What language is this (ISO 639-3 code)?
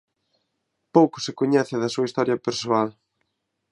glg